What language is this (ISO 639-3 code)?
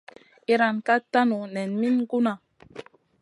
mcn